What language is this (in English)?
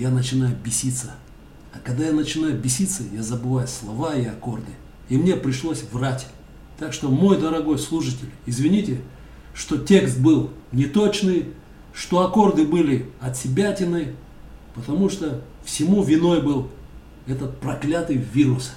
Russian